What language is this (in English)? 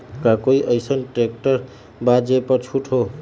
Magahi